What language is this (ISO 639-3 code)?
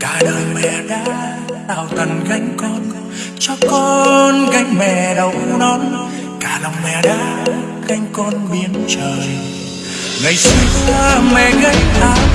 vie